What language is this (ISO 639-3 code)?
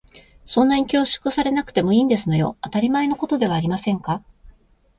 jpn